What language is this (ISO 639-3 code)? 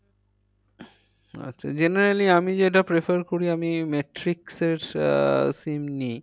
ben